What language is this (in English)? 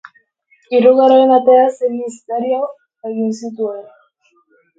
Basque